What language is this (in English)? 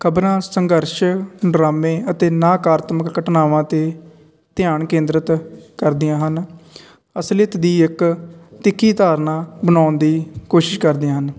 Punjabi